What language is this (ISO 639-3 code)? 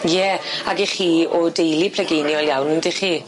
cym